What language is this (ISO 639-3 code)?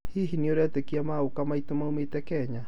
kik